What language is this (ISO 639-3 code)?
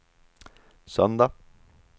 swe